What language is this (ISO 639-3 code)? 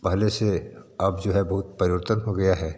hin